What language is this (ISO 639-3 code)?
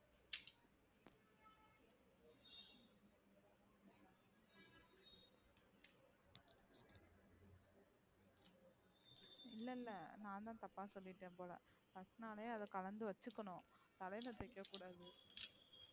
tam